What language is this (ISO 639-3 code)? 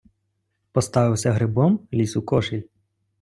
ukr